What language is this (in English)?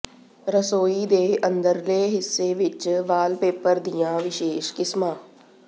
Punjabi